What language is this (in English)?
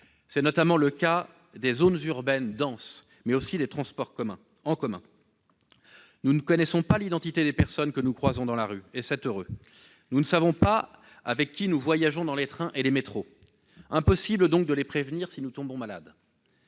French